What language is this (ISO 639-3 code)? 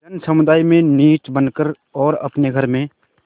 hin